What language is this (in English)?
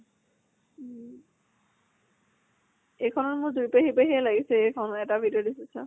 Assamese